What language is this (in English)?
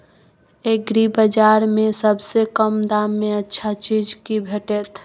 Maithili